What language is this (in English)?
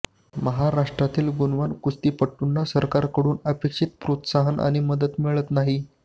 Marathi